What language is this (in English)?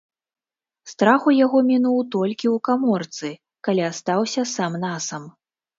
Belarusian